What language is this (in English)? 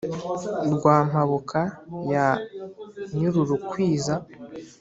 Kinyarwanda